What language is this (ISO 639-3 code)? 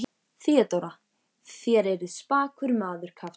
isl